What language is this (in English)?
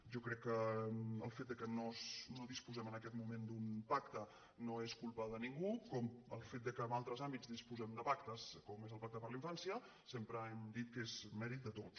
Catalan